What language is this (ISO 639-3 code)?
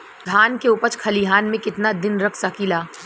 bho